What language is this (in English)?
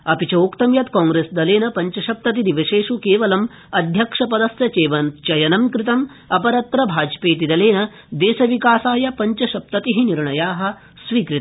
Sanskrit